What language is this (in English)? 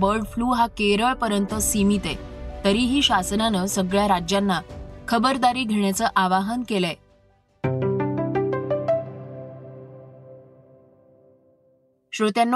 Marathi